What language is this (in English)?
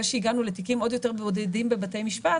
Hebrew